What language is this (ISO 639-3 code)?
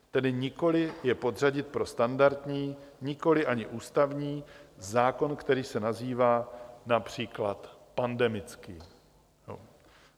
ces